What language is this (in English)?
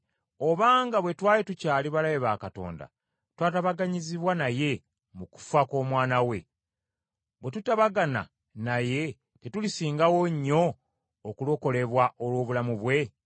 Ganda